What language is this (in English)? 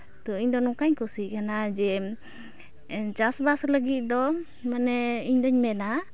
Santali